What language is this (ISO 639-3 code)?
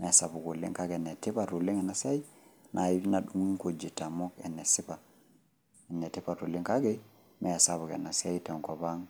mas